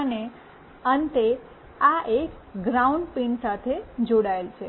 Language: Gujarati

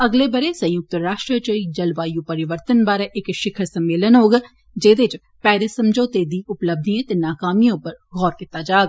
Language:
Dogri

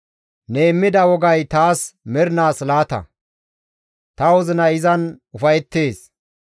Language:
Gamo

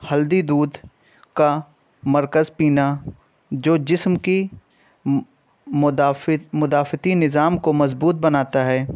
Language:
Urdu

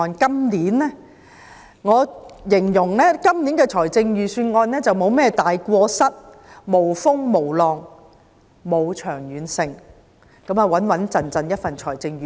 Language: Cantonese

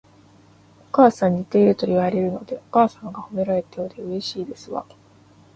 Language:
Japanese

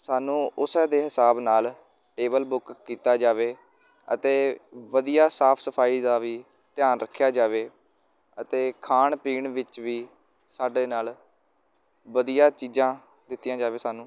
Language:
Punjabi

